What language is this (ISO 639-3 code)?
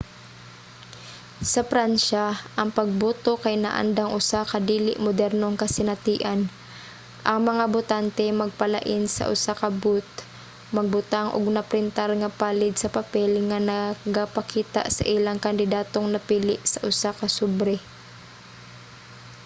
ceb